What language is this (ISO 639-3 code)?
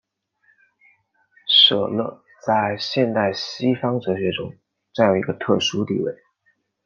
zho